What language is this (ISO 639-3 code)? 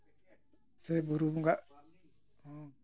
sat